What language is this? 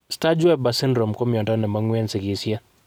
Kalenjin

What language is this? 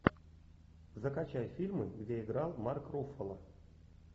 Russian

